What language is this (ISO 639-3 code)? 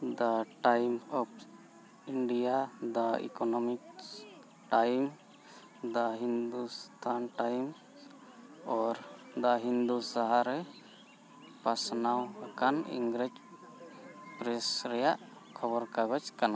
sat